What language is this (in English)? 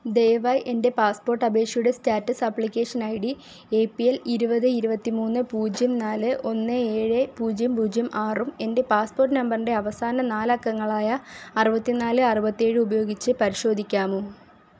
Malayalam